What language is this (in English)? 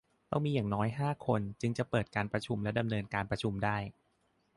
Thai